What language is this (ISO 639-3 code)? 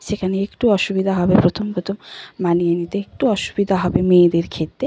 ben